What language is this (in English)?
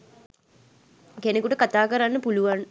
Sinhala